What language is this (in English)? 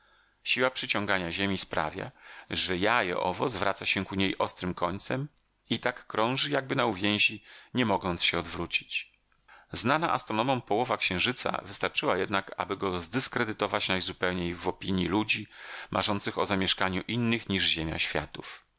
Polish